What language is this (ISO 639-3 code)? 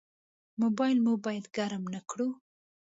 pus